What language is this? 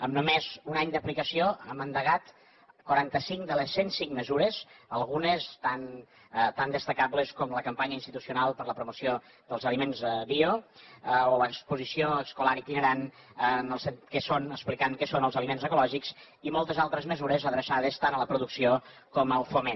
Catalan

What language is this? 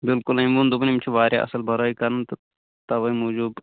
Kashmiri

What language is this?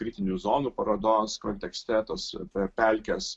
Lithuanian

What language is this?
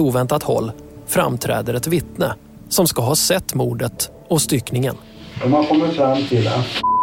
Swedish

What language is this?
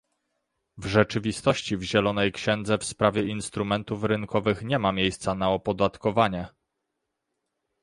Polish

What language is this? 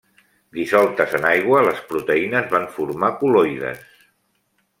Catalan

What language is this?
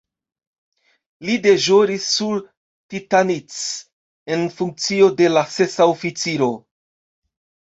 Esperanto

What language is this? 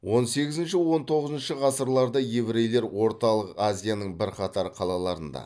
Kazakh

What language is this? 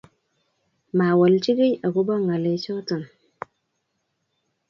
Kalenjin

